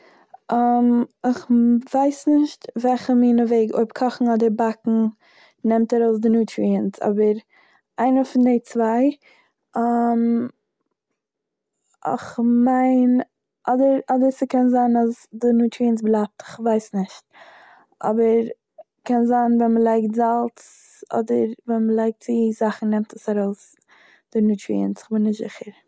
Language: Yiddish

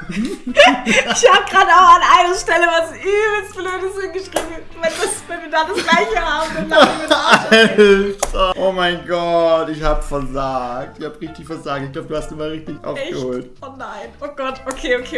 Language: German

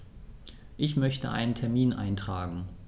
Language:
German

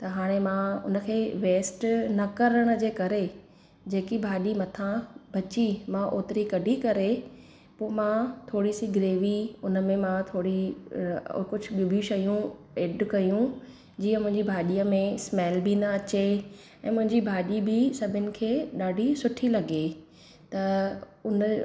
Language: Sindhi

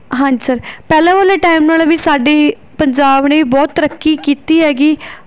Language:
Punjabi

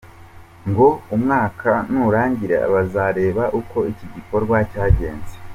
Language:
Kinyarwanda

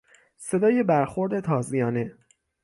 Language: Persian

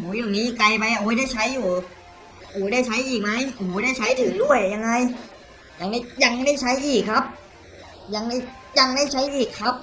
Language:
Thai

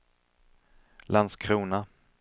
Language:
Swedish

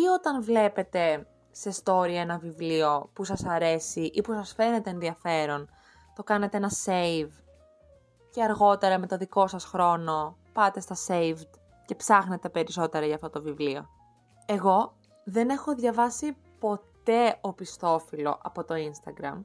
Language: Greek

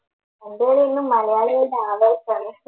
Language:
Malayalam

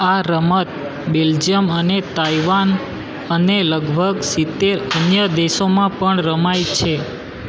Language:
Gujarati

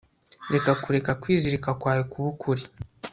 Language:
Kinyarwanda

